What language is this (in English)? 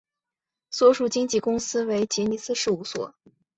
Chinese